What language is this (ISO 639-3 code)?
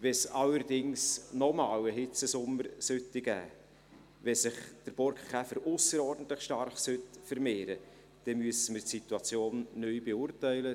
gsw